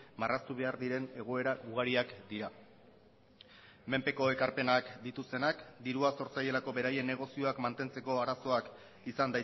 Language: Basque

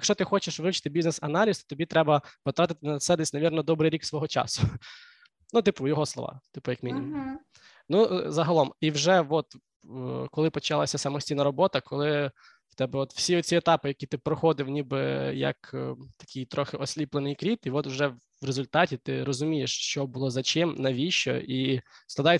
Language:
Ukrainian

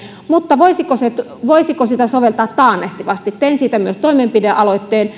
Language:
Finnish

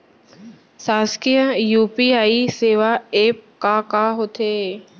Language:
Chhattisgarhi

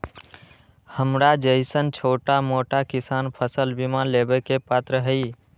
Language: Magahi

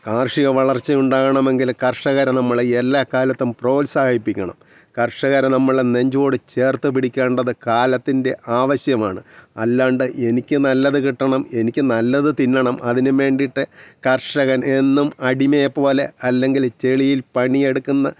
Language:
Malayalam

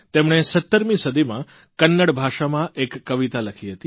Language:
Gujarati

